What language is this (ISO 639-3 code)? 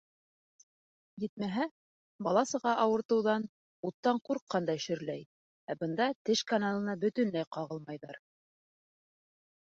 bak